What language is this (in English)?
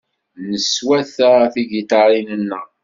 Kabyle